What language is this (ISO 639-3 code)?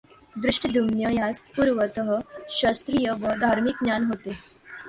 mar